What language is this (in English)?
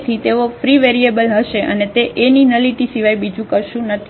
Gujarati